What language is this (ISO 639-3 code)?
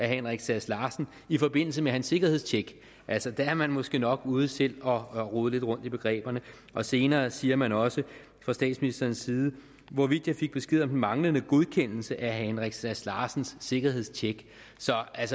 dan